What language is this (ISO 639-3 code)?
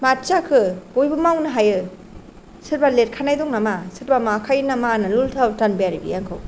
brx